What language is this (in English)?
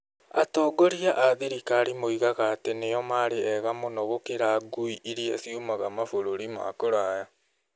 Kikuyu